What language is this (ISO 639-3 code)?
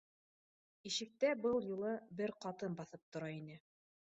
bak